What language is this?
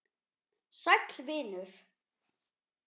Icelandic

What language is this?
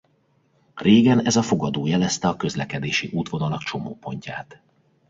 Hungarian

